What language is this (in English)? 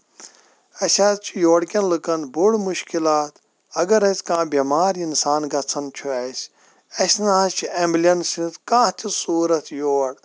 Kashmiri